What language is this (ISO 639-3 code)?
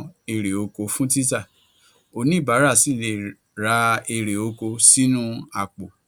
yor